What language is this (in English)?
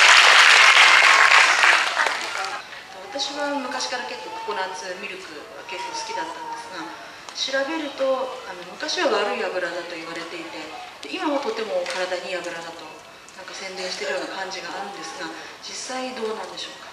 Japanese